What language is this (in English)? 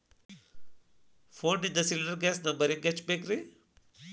Kannada